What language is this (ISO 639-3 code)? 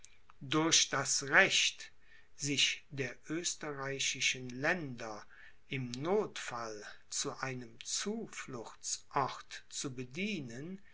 deu